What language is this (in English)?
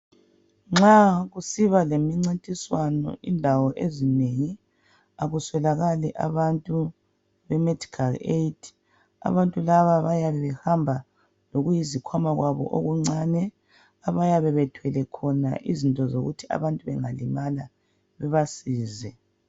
North Ndebele